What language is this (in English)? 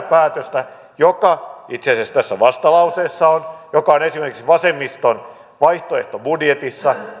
Finnish